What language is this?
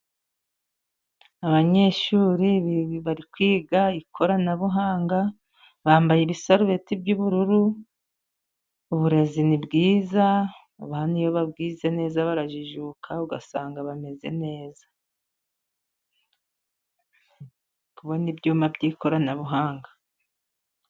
Kinyarwanda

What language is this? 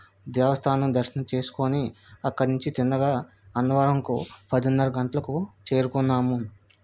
Telugu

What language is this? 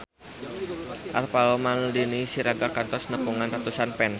Sundanese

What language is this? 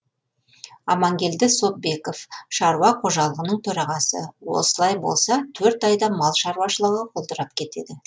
Kazakh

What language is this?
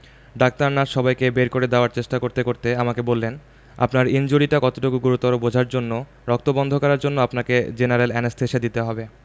Bangla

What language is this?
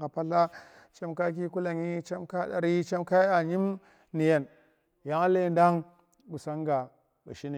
Tera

